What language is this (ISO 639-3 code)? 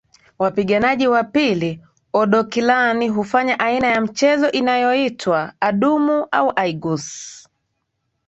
swa